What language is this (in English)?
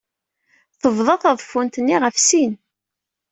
Kabyle